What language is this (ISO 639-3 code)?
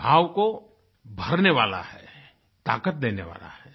hin